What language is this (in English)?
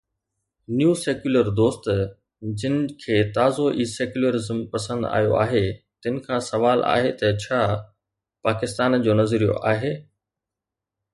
Sindhi